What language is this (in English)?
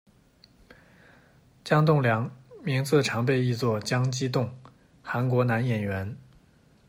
Chinese